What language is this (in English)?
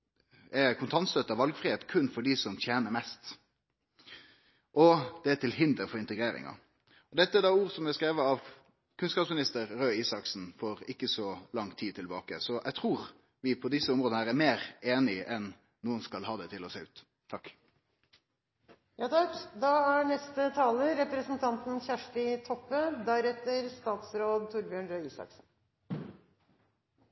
Norwegian Nynorsk